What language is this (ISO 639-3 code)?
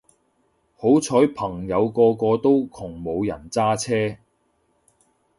yue